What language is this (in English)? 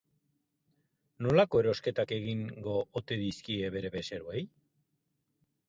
Basque